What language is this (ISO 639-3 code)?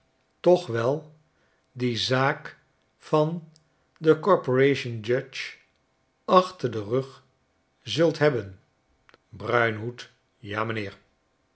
nld